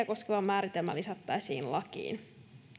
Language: Finnish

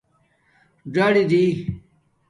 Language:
Domaaki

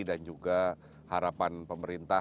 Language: Indonesian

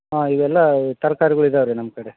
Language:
Kannada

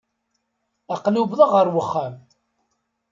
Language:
Kabyle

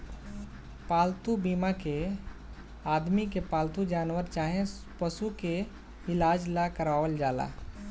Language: Bhojpuri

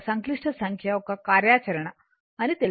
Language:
Telugu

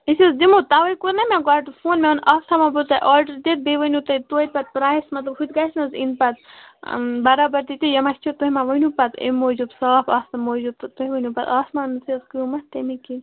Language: Kashmiri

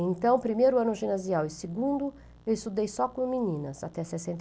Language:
Portuguese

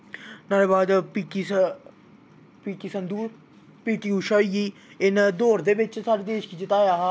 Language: Dogri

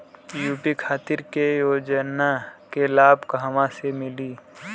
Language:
Bhojpuri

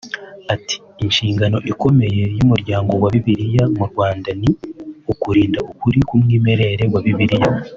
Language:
Kinyarwanda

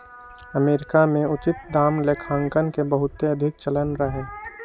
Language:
Magahi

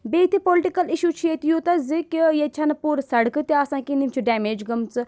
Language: Kashmiri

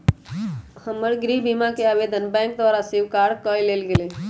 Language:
Magahi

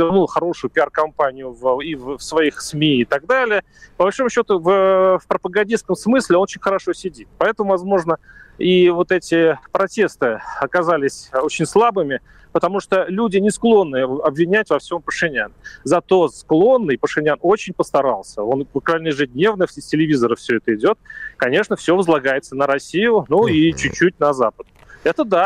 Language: Russian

